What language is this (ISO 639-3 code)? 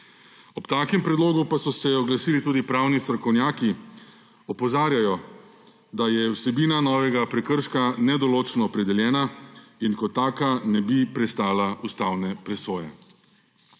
slv